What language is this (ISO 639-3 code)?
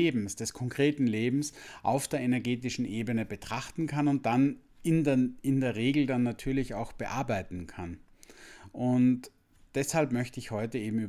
deu